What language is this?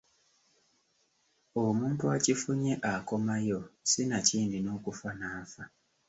Ganda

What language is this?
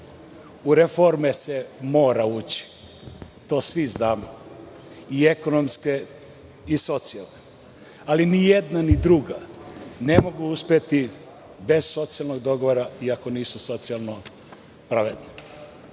Serbian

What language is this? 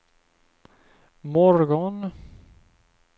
Swedish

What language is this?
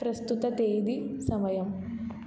Telugu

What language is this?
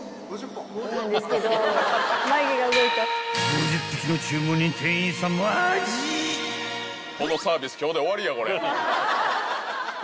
Japanese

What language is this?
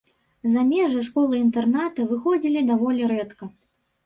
Belarusian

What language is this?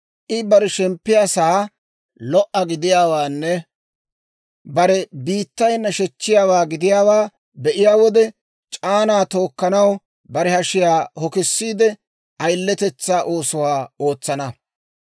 Dawro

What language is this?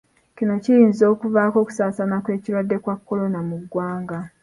Ganda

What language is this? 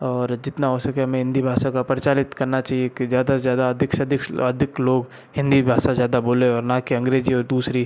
Hindi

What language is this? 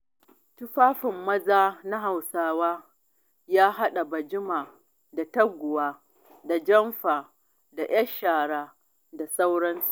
Hausa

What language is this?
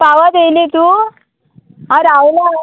Konkani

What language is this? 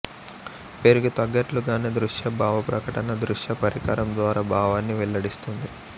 Telugu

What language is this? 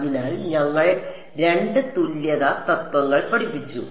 Malayalam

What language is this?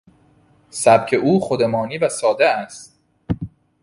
Persian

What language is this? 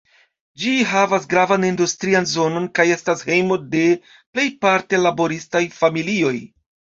Esperanto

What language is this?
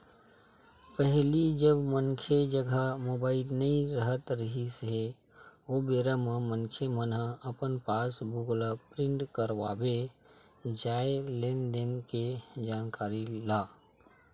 Chhattisgarhi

